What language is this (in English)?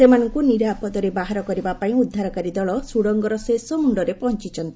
Odia